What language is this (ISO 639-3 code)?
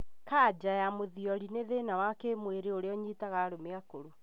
kik